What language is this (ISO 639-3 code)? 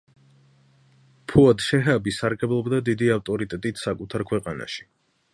kat